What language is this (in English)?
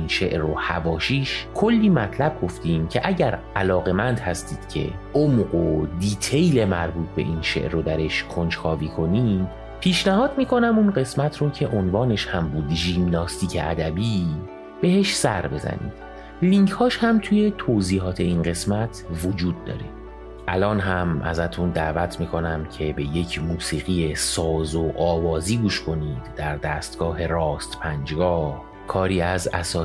Persian